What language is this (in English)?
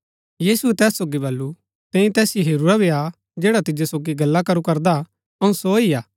Gaddi